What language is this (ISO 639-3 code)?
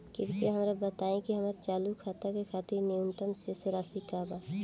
bho